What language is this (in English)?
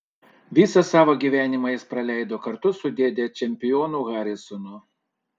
Lithuanian